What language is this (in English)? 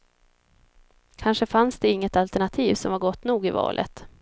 Swedish